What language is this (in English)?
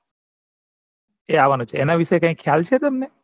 Gujarati